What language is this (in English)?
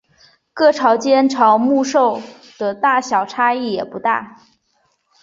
Chinese